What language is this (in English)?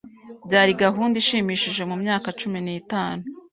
Kinyarwanda